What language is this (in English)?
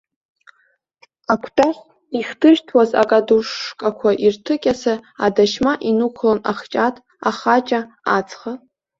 Abkhazian